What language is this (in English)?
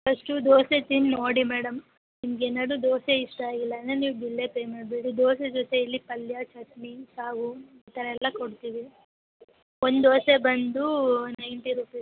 Kannada